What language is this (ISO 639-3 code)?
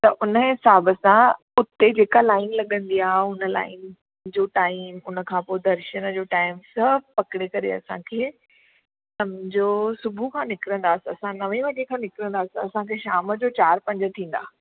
snd